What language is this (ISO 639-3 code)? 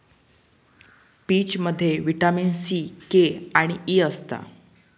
mar